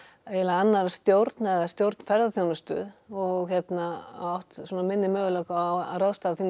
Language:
Icelandic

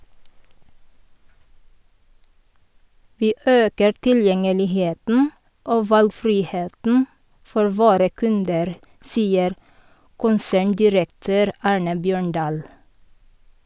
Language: Norwegian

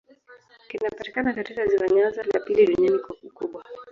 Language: Swahili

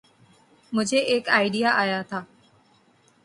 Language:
Urdu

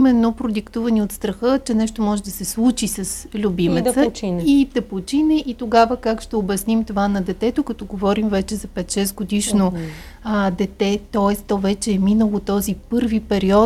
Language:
Bulgarian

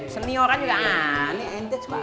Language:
Indonesian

